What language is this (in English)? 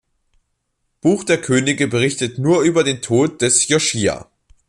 German